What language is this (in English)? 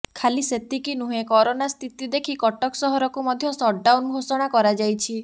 Odia